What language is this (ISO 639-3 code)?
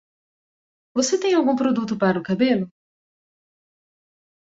por